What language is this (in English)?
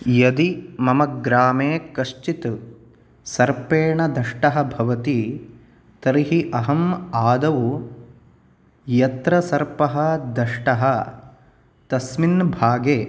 Sanskrit